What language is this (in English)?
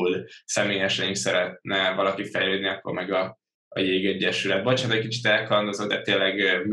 Hungarian